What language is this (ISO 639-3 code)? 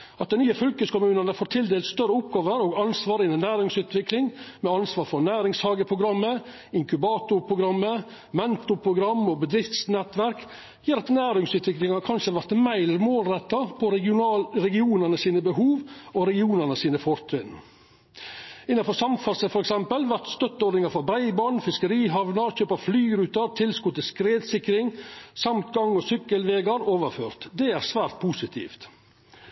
nno